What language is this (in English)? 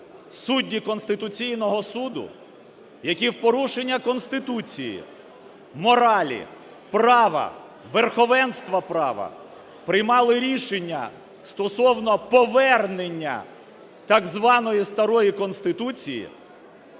Ukrainian